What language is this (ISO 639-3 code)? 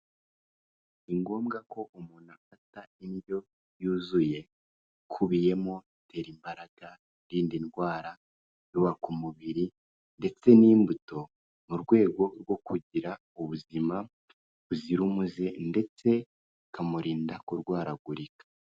kin